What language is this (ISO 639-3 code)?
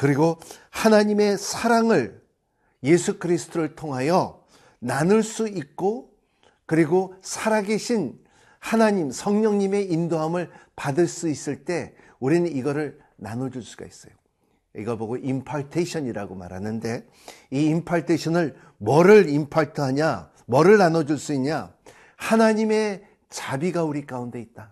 kor